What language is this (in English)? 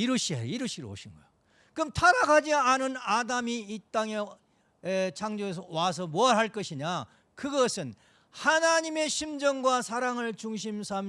Korean